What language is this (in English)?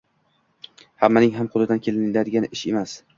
Uzbek